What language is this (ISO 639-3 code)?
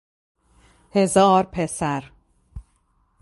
fas